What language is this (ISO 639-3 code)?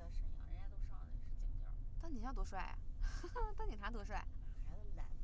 zho